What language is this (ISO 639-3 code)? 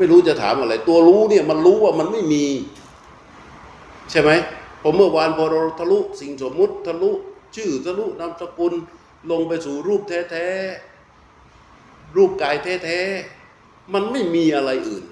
tha